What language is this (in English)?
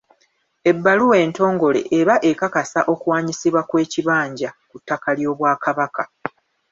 Ganda